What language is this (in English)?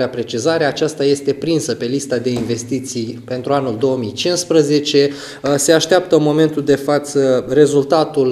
Romanian